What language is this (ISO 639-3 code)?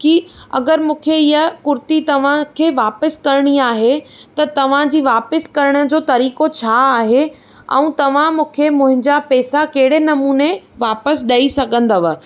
snd